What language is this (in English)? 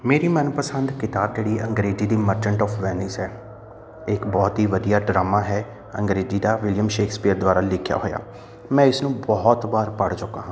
Punjabi